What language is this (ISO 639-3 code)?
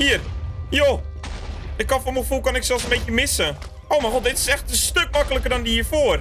nld